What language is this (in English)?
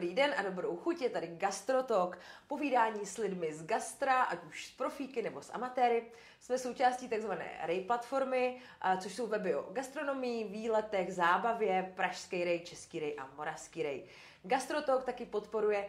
Czech